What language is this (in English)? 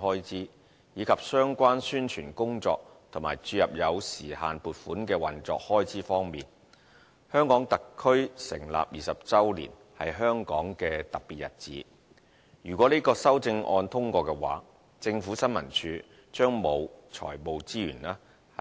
Cantonese